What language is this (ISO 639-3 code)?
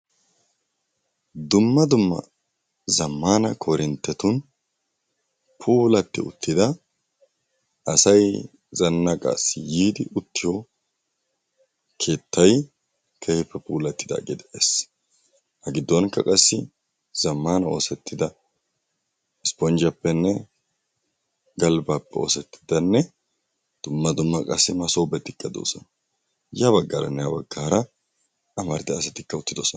wal